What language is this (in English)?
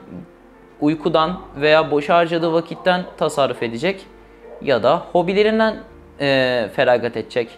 Turkish